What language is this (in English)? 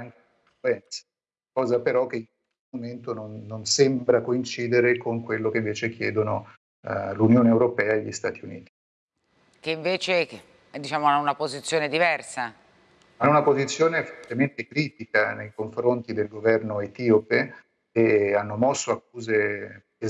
Italian